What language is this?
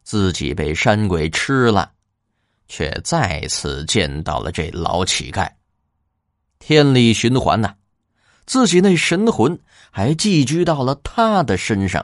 Chinese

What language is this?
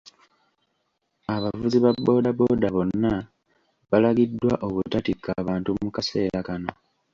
Ganda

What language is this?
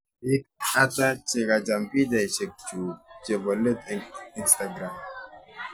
Kalenjin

